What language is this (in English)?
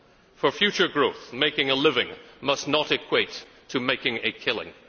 English